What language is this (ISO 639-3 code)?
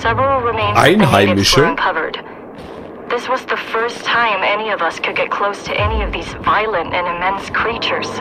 deu